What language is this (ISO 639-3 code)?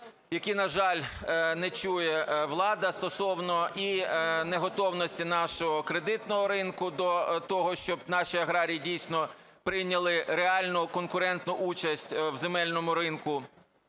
ukr